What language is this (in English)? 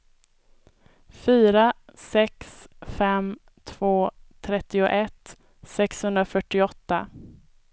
Swedish